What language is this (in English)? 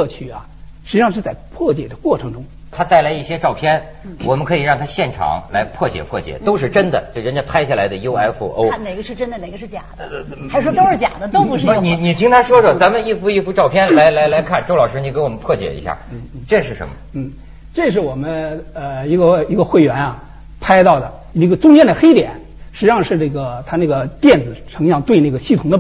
Chinese